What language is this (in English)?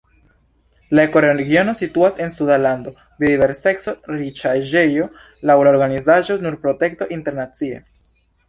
Esperanto